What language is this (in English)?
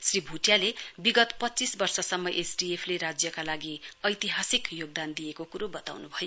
Nepali